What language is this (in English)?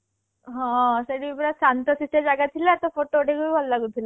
Odia